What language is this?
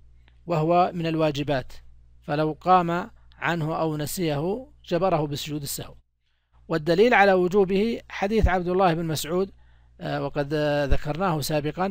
Arabic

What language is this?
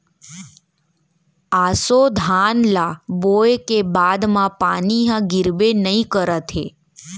Chhattisgarhi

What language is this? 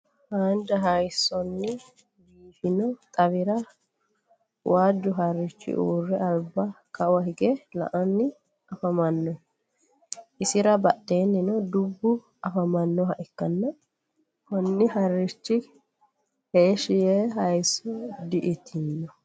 Sidamo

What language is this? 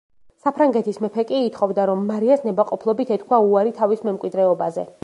Georgian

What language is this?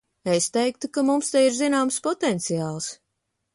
Latvian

